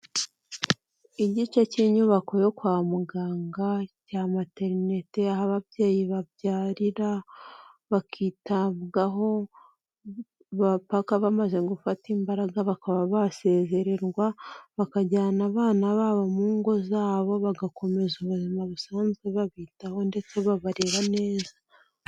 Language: Kinyarwanda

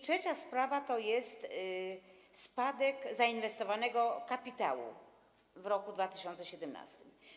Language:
Polish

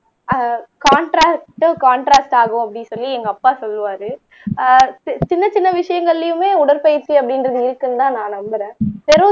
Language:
Tamil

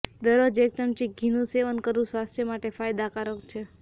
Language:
Gujarati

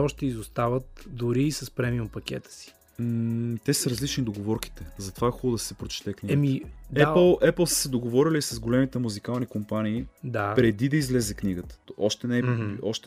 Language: Bulgarian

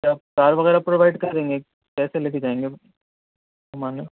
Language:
Urdu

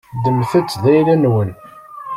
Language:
Kabyle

